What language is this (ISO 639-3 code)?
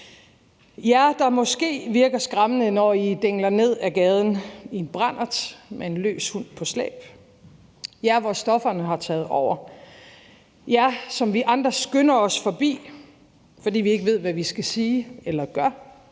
dan